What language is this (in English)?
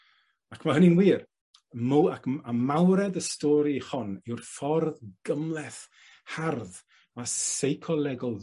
Welsh